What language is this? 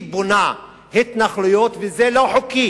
Hebrew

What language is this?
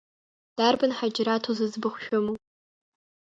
Abkhazian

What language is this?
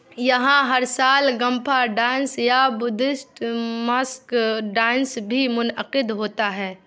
Urdu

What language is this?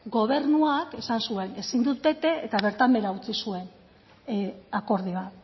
Basque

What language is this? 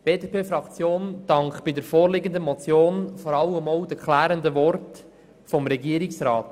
Swiss German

